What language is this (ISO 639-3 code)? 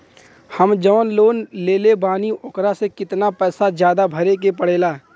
bho